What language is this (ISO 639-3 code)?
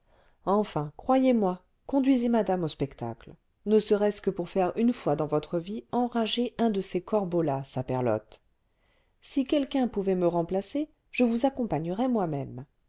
fra